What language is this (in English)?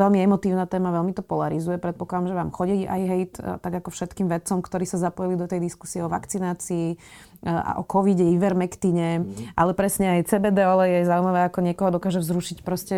Slovak